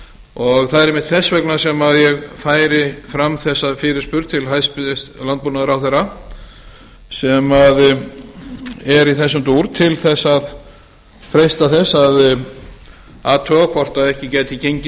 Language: Icelandic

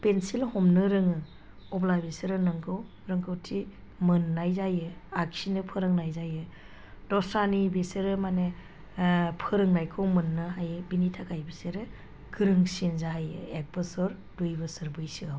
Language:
Bodo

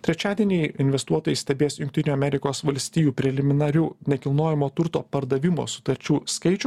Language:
Lithuanian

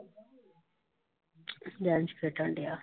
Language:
Punjabi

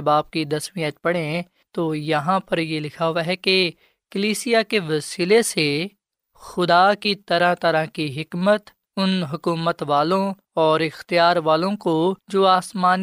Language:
Urdu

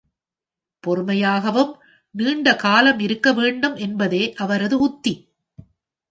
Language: Tamil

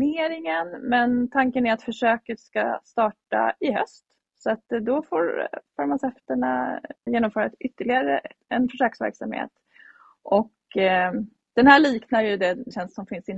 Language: Swedish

